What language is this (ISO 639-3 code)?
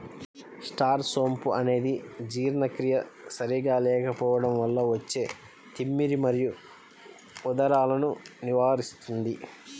tel